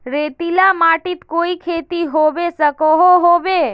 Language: Magahi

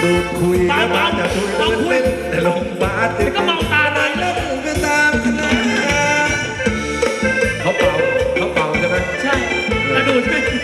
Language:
Thai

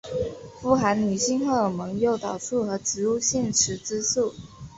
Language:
Chinese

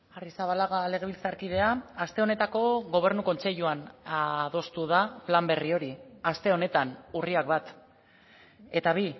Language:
Basque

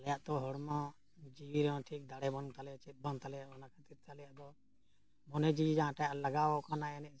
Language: Santali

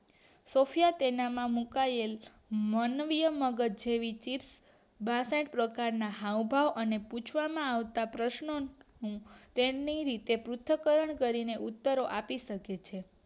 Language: Gujarati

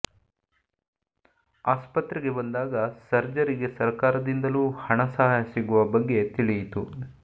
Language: Kannada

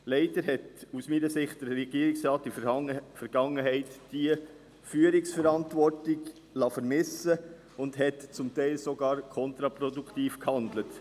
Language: Swiss German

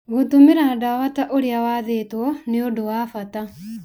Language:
Kikuyu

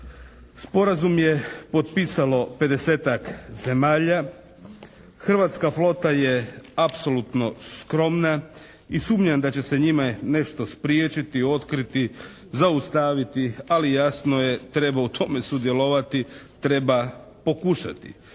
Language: Croatian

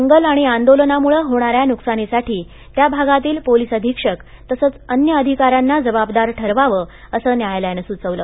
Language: Marathi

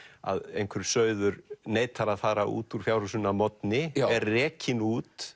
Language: Icelandic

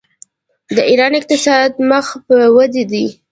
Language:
Pashto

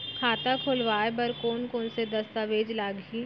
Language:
Chhattisgarhi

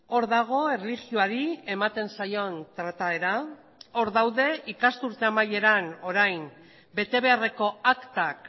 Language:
Basque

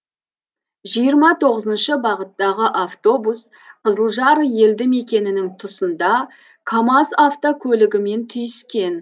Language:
Kazakh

